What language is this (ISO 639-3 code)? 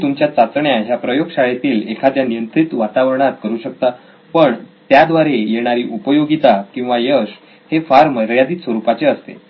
mar